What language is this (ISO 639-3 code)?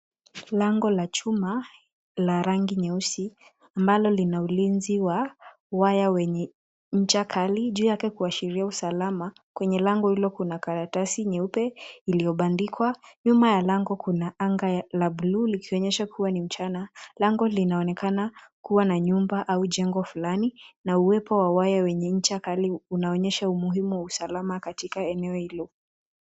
swa